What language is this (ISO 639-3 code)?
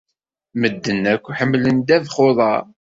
kab